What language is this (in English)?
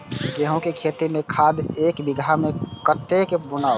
Maithili